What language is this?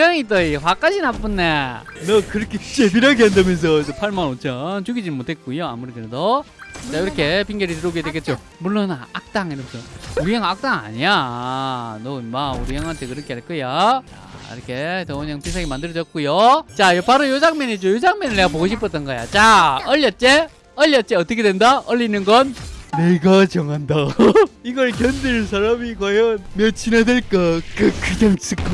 Korean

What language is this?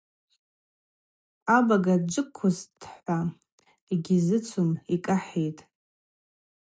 Abaza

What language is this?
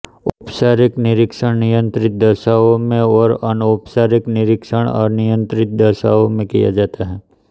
Hindi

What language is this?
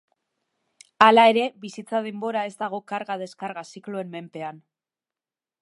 Basque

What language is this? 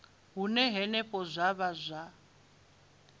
Venda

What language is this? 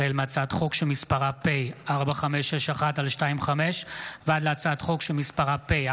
Hebrew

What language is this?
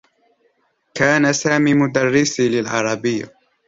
Arabic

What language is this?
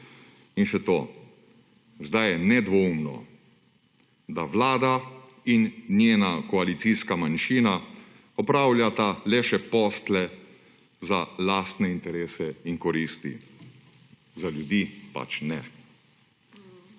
Slovenian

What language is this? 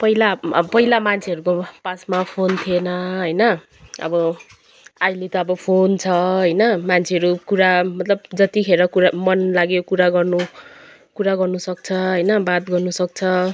Nepali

